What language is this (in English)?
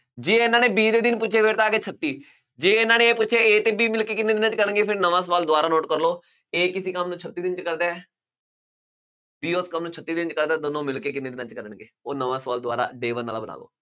Punjabi